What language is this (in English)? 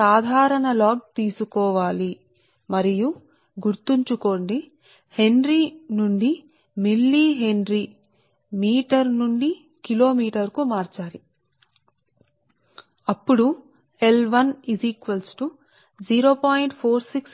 Telugu